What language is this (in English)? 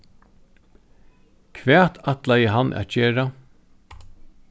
Faroese